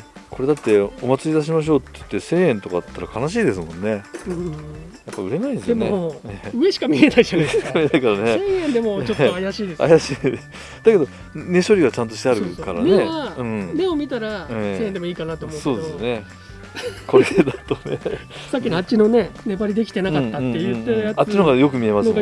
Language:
Japanese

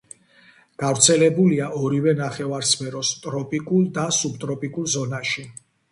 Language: Georgian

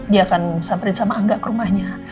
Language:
Indonesian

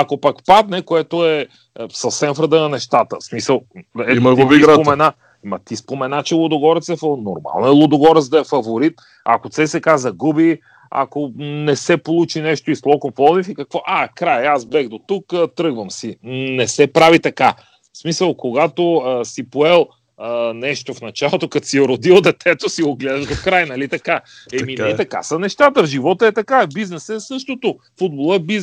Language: Bulgarian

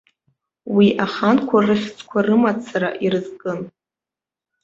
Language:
Abkhazian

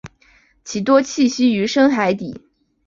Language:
Chinese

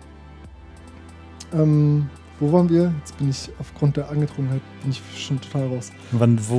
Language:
German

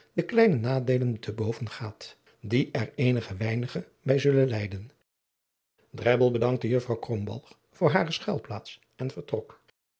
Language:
Dutch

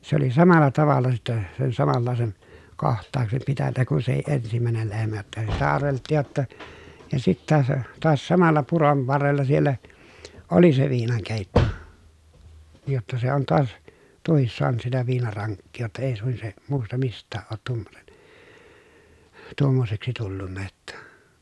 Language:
Finnish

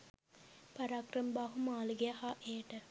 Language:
Sinhala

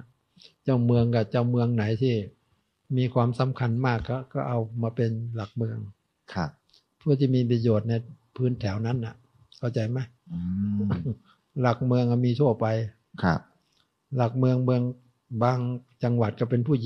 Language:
Thai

